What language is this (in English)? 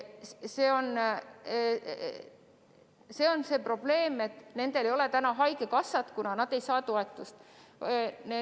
Estonian